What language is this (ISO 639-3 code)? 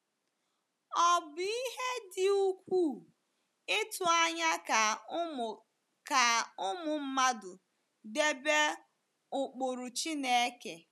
ibo